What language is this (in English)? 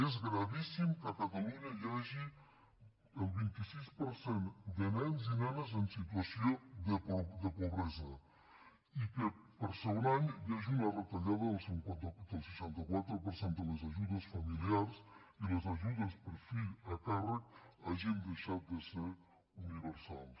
Catalan